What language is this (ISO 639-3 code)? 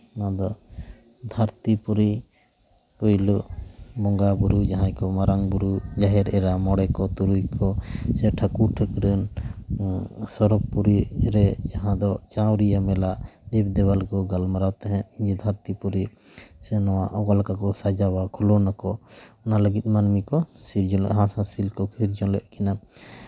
sat